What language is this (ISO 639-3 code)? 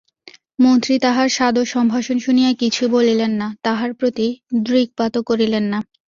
ben